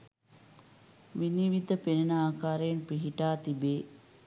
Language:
Sinhala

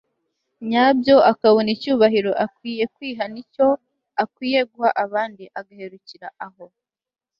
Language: Kinyarwanda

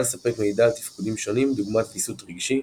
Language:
Hebrew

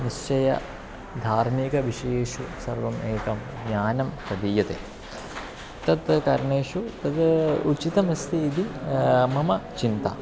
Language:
Sanskrit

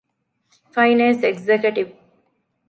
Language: Divehi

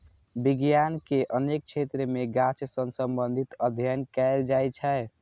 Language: Maithili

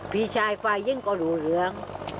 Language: Thai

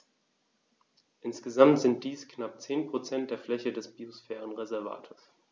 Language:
German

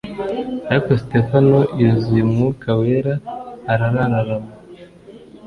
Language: Kinyarwanda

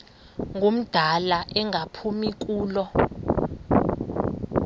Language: Xhosa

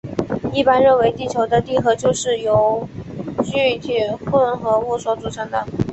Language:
Chinese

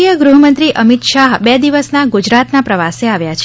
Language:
Gujarati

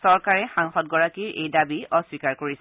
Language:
Assamese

